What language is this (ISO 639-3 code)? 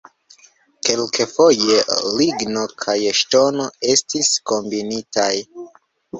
epo